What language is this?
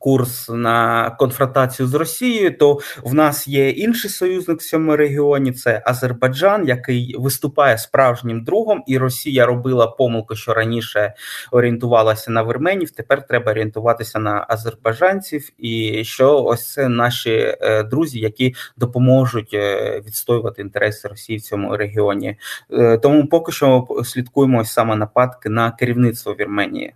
Ukrainian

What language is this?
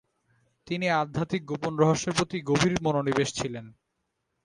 Bangla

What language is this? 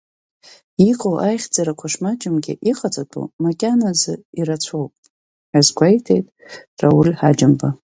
Abkhazian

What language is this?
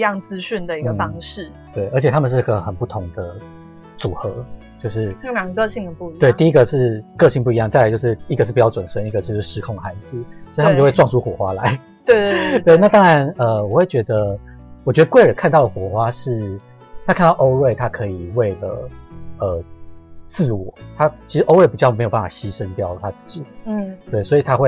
Chinese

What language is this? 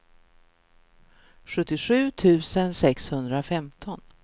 Swedish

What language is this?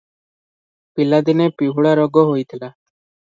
Odia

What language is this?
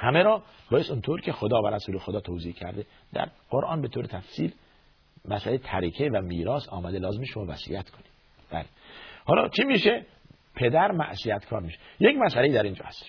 Persian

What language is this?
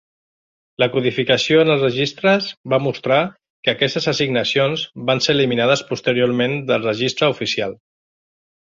Catalan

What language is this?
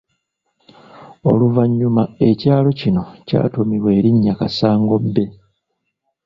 Ganda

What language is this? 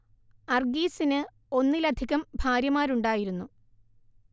Malayalam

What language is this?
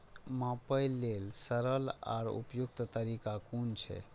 Maithili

